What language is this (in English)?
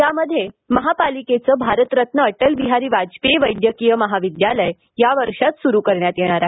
Marathi